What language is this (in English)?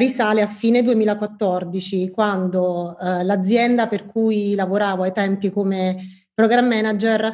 Italian